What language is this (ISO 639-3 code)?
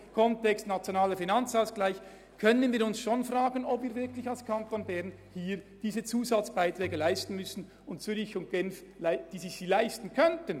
gsw